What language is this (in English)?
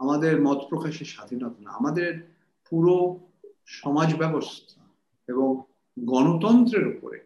Bangla